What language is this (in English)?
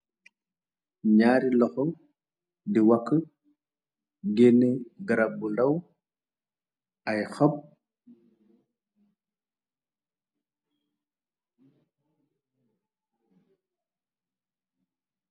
Wolof